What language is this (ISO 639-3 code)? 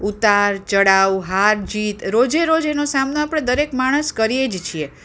guj